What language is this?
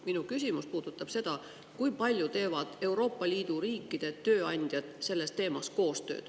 Estonian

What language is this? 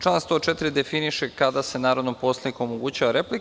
Serbian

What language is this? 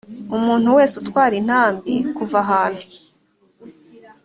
Kinyarwanda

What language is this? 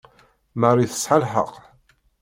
Kabyle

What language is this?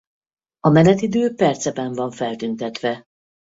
Hungarian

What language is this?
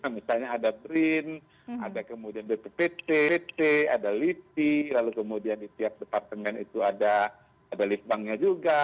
Indonesian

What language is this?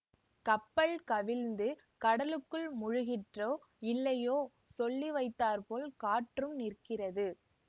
Tamil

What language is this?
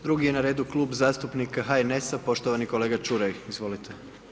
Croatian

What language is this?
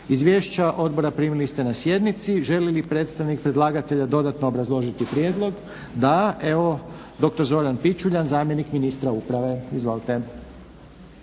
Croatian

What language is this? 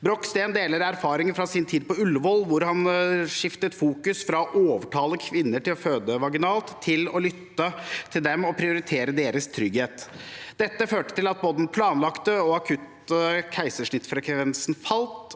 Norwegian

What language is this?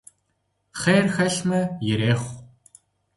Kabardian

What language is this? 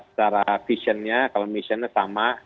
Indonesian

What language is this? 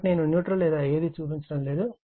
Telugu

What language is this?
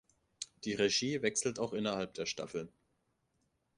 German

